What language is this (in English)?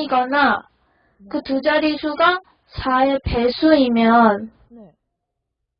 Korean